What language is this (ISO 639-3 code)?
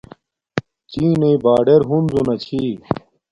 dmk